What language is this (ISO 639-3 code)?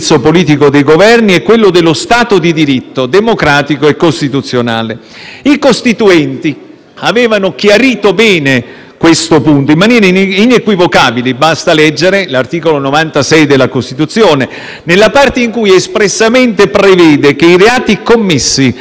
ita